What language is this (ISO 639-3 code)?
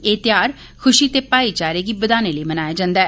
doi